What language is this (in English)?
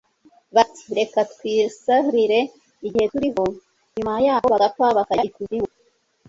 Kinyarwanda